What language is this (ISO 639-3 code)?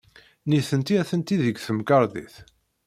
kab